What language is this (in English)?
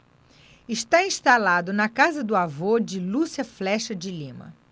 Portuguese